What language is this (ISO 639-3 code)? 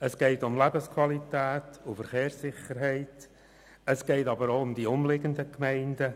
gsw